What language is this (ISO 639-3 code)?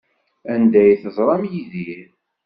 kab